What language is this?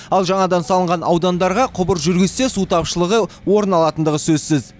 Kazakh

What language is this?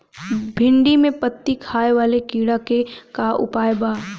Bhojpuri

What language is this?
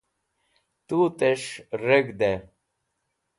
Wakhi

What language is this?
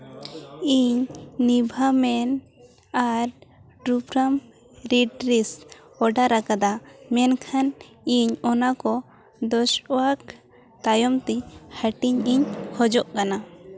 Santali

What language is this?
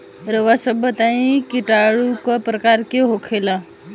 Bhojpuri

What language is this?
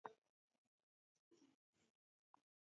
Taita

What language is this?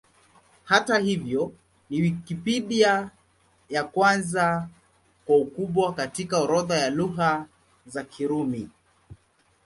Swahili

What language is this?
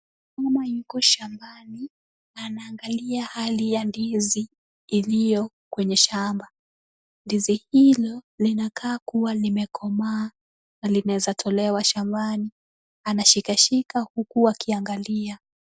Swahili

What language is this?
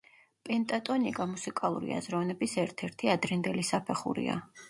Georgian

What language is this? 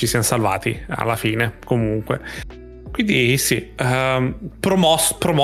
Italian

